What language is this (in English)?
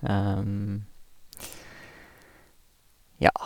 Norwegian